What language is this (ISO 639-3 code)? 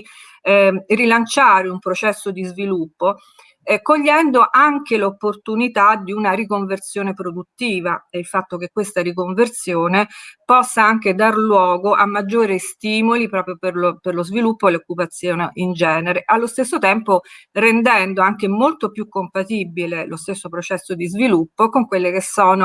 ita